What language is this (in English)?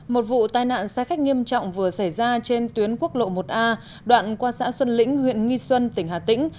Vietnamese